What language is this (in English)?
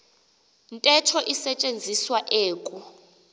Xhosa